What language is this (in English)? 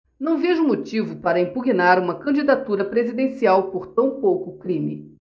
Portuguese